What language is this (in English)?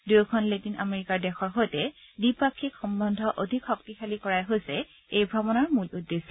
Assamese